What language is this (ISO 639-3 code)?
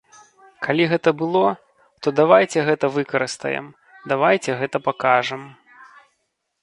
bel